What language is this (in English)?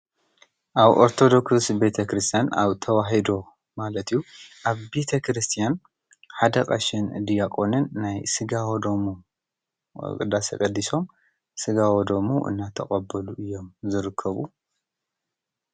Tigrinya